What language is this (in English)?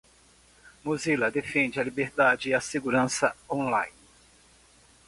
Portuguese